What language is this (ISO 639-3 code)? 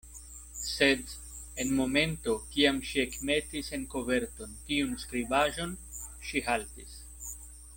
epo